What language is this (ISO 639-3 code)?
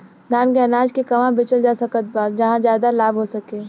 bho